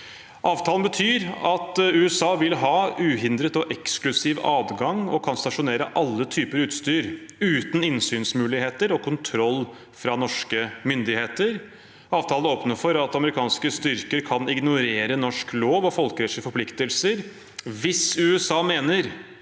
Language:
Norwegian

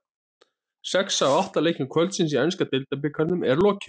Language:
Icelandic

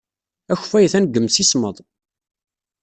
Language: Kabyle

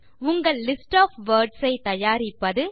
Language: Tamil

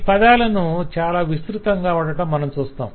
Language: Telugu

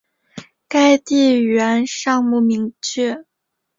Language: Chinese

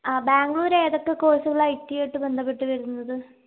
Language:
Malayalam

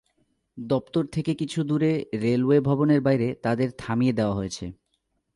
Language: Bangla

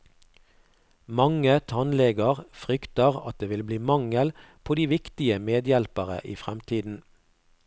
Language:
Norwegian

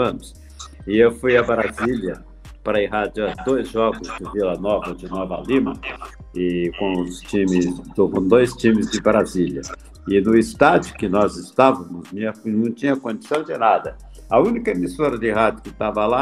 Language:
Portuguese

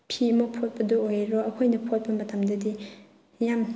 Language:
Manipuri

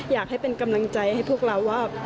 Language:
Thai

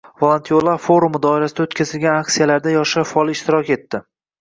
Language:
Uzbek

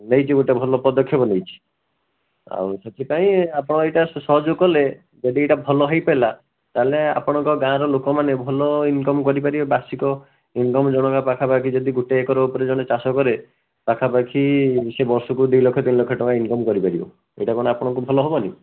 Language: Odia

